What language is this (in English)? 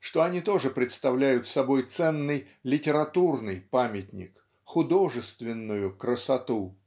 Russian